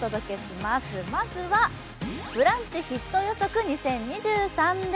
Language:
Japanese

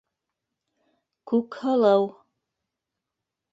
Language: Bashkir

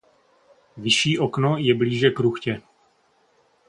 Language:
Czech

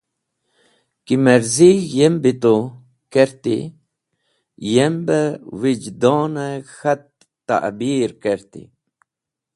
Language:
Wakhi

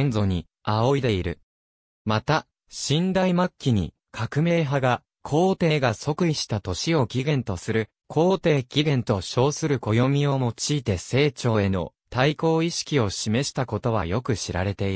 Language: Japanese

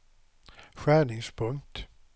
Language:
Swedish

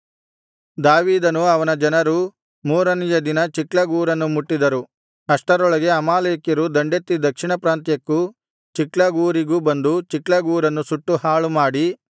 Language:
Kannada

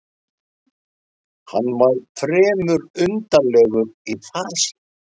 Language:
Icelandic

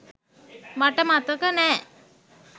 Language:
Sinhala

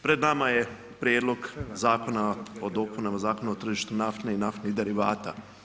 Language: Croatian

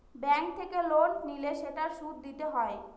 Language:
Bangla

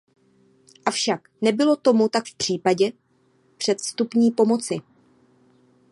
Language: Czech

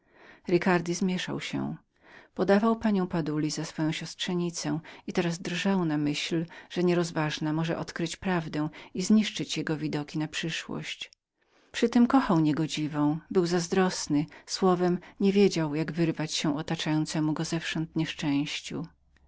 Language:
Polish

